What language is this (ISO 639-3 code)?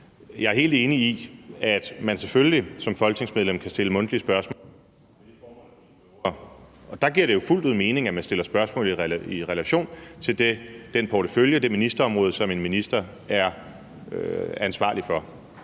dan